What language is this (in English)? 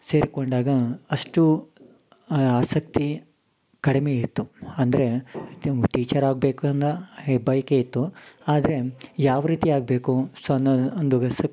Kannada